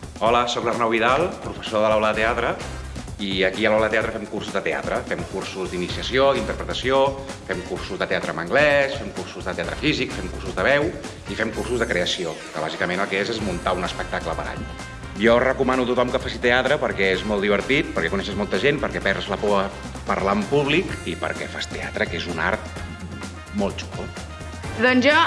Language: Catalan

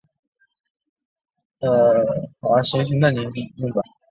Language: Chinese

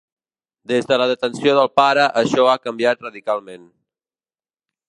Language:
Catalan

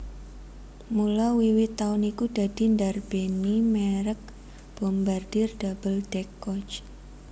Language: Javanese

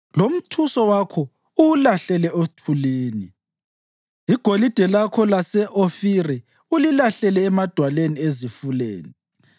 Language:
North Ndebele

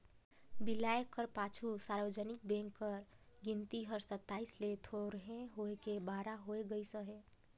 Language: Chhattisgarhi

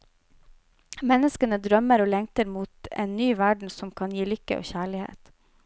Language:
Norwegian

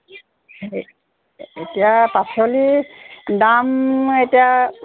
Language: Assamese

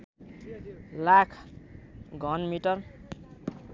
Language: Nepali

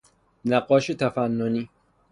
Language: Persian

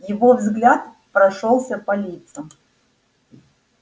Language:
Russian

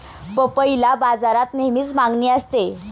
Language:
Marathi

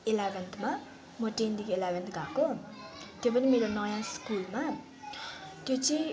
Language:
Nepali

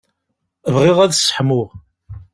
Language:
Kabyle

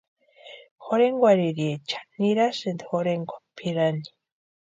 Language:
Western Highland Purepecha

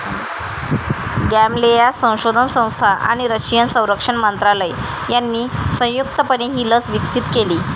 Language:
Marathi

